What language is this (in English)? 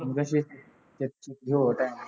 Punjabi